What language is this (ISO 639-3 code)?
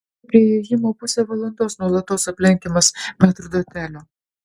lit